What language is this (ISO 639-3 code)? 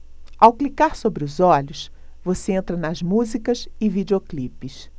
por